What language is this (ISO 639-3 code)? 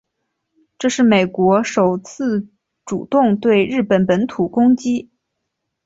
zho